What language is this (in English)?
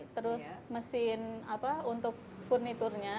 Indonesian